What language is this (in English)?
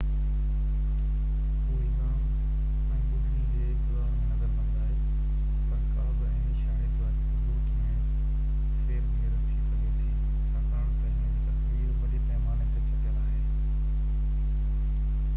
Sindhi